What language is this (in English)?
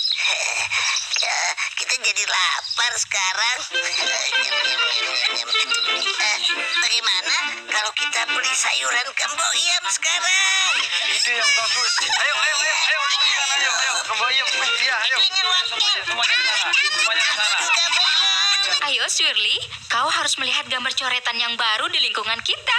Indonesian